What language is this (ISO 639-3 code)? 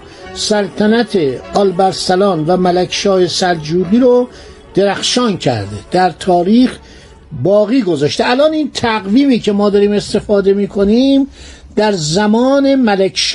fas